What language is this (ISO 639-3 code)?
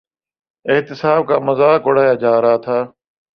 urd